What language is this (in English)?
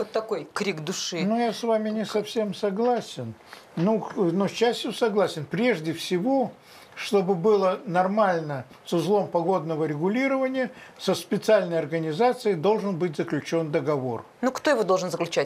Russian